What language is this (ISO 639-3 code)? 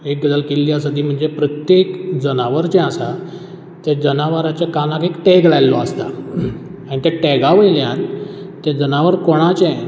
kok